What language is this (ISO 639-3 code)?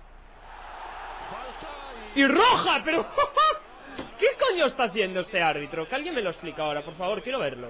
spa